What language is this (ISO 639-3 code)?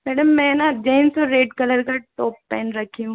hin